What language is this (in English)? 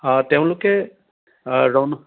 Assamese